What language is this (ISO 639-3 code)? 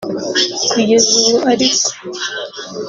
kin